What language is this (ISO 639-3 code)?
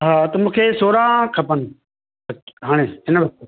snd